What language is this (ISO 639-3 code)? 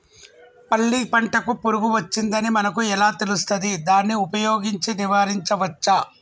tel